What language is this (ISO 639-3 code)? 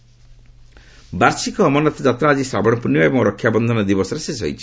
ori